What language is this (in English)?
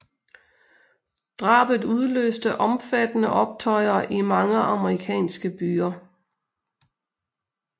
Danish